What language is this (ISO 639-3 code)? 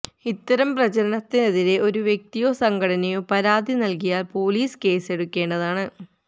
mal